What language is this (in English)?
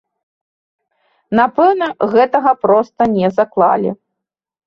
Belarusian